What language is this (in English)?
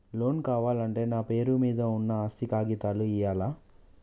Telugu